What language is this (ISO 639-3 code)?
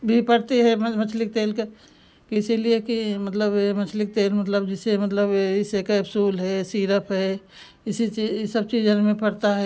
hin